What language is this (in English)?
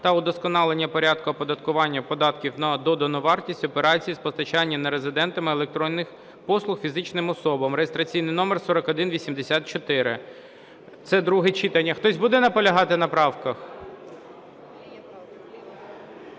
Ukrainian